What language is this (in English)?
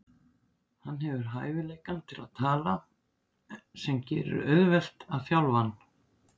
Icelandic